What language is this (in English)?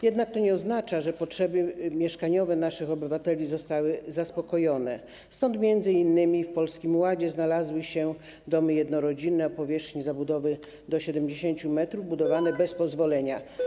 Polish